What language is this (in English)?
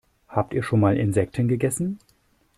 German